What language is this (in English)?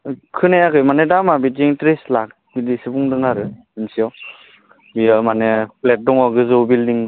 Bodo